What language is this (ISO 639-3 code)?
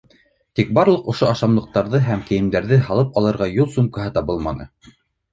bak